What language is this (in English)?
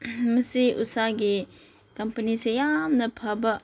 Manipuri